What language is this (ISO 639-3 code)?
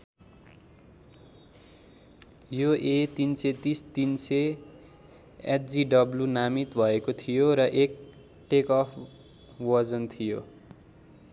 nep